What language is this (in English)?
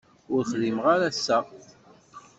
Kabyle